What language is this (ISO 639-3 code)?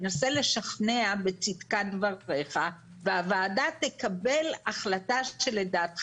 heb